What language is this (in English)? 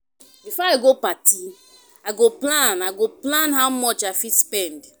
Nigerian Pidgin